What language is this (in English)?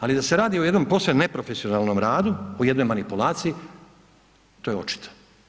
Croatian